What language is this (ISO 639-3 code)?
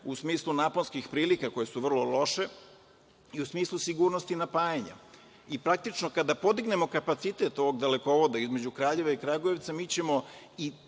srp